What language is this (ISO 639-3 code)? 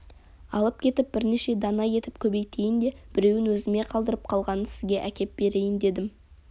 kaz